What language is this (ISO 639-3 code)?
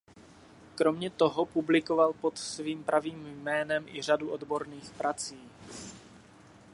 ces